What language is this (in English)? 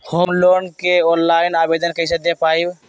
Magahi